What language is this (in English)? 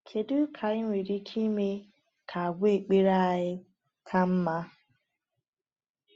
Igbo